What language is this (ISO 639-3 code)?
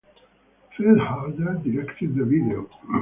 eng